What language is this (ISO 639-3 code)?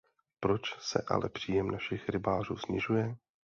ces